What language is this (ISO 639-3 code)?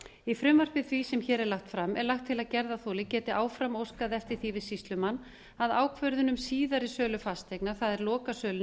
isl